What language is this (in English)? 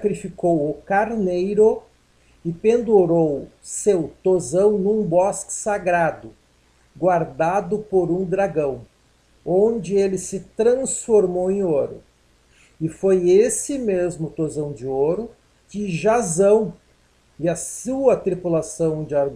Portuguese